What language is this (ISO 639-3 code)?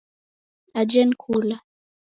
dav